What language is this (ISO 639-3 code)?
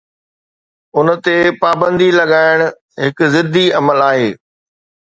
snd